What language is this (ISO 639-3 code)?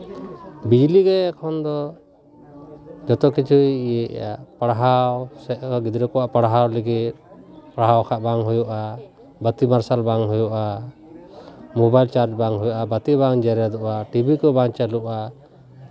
sat